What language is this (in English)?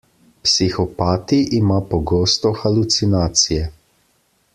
Slovenian